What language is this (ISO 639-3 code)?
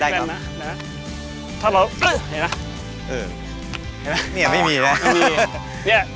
tha